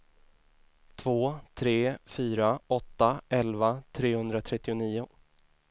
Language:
Swedish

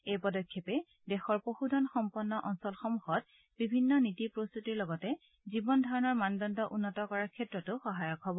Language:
Assamese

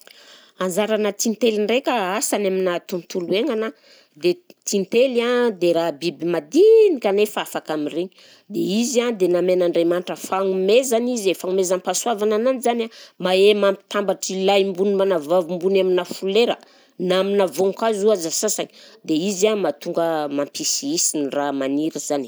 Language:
Southern Betsimisaraka Malagasy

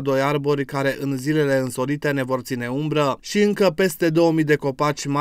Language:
Romanian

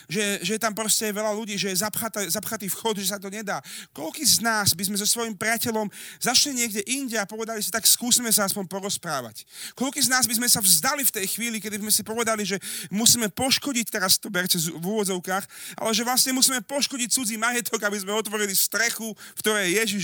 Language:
Slovak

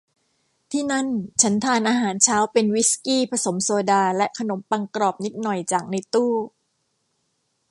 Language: Thai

